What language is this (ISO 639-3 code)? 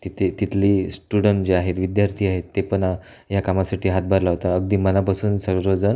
mar